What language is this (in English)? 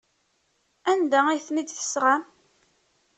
Kabyle